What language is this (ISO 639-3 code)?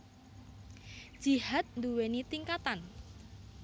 jav